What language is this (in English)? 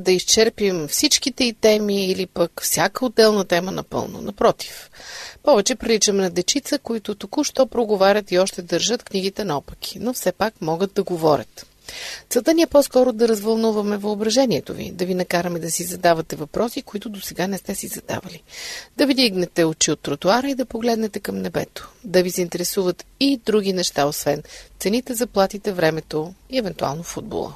Bulgarian